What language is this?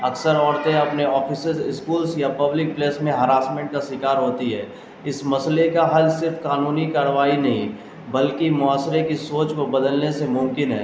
Urdu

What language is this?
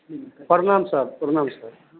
Maithili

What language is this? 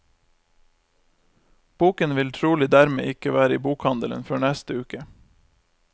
Norwegian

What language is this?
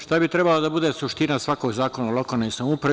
Serbian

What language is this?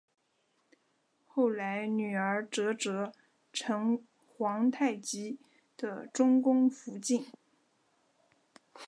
Chinese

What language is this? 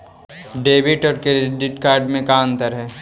Magahi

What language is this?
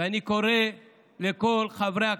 Hebrew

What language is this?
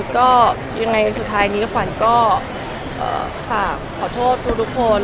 Thai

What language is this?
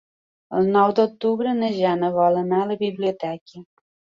Catalan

